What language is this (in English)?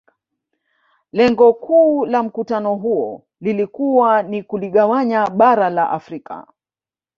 Swahili